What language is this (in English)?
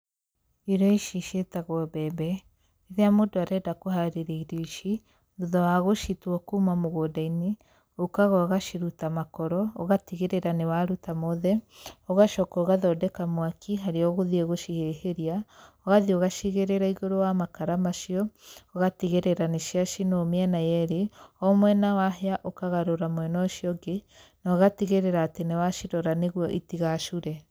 Kikuyu